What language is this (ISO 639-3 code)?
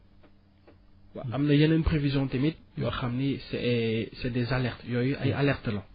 wol